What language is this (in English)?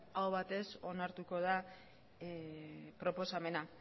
Basque